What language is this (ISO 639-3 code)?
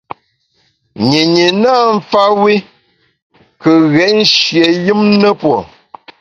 bax